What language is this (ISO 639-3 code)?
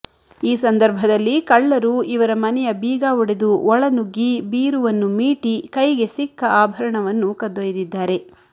kan